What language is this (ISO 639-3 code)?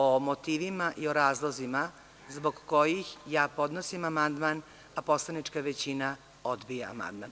srp